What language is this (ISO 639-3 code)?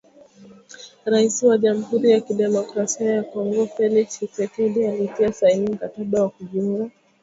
swa